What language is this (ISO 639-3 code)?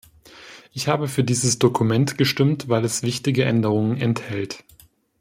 deu